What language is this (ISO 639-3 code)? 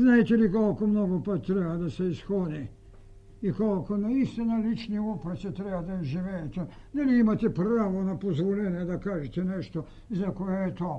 bul